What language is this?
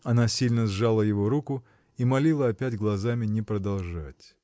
Russian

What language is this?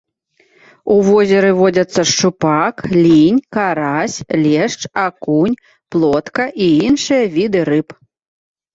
Belarusian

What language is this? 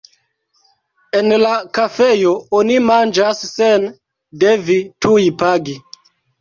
Esperanto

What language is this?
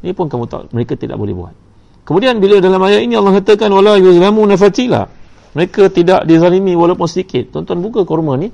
Malay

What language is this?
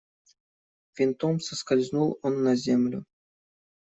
Russian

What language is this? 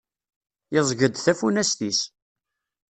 Kabyle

